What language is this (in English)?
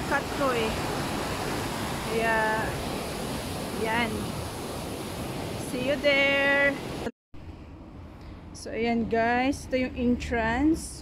Filipino